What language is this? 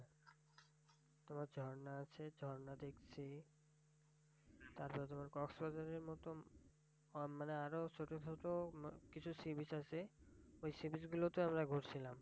Bangla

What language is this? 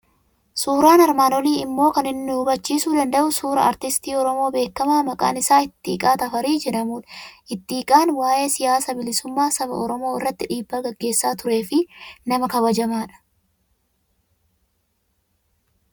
Oromo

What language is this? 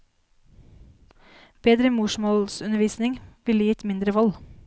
Norwegian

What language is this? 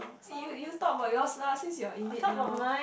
English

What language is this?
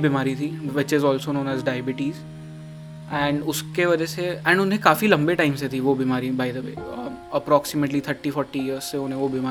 Hindi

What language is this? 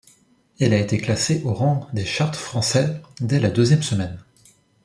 French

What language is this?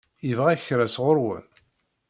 Kabyle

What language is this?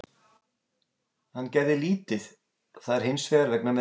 Icelandic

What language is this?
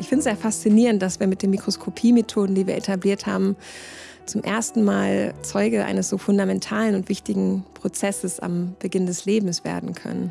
German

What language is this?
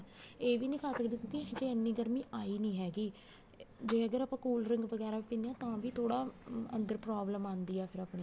Punjabi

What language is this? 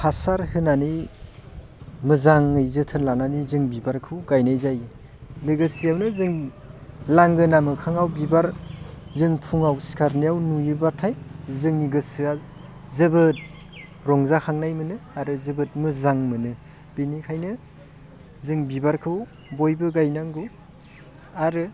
Bodo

